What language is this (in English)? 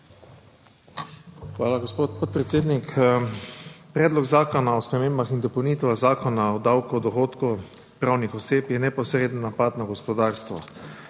Slovenian